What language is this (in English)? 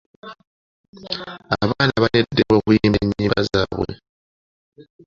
Ganda